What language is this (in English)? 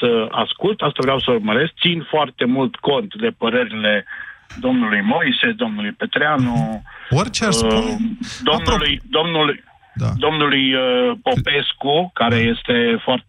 Romanian